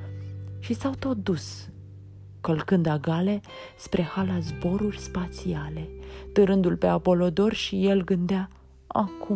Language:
Romanian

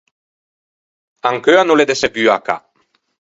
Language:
Ligurian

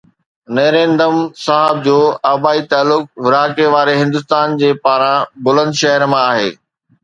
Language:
Sindhi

